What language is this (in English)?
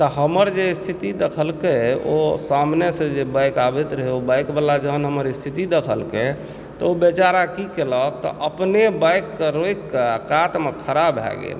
Maithili